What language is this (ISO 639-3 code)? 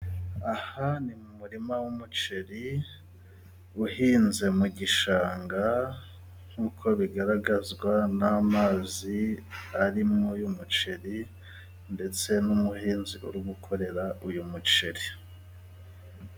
kin